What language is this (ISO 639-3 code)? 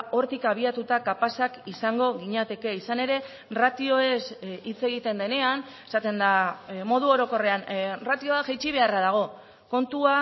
eus